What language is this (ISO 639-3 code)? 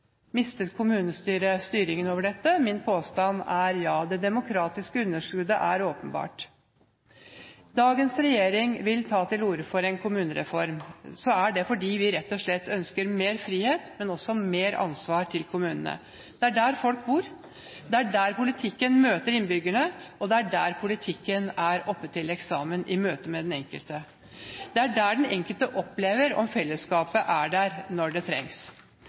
nob